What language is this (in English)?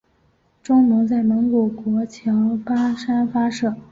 Chinese